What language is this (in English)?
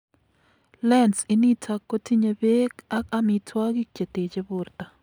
Kalenjin